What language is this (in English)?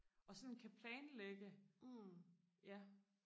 Danish